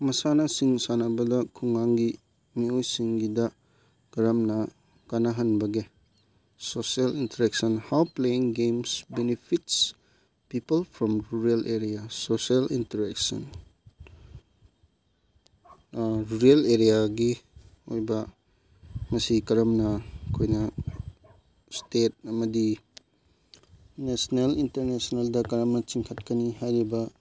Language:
Manipuri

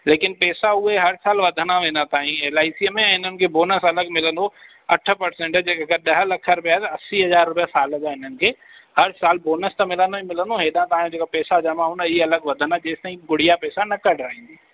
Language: Sindhi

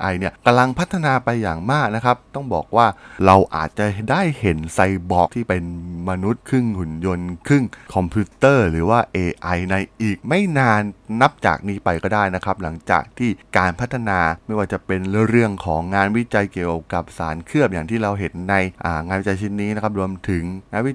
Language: Thai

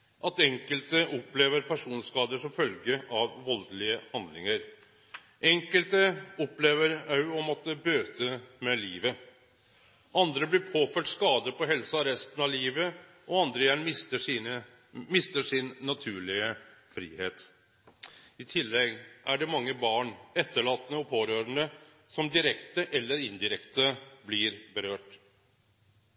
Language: Norwegian Nynorsk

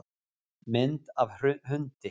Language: Icelandic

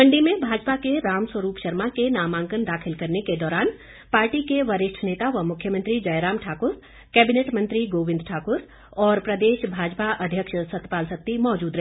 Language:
Hindi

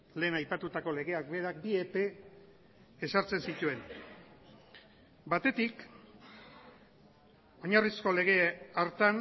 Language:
Basque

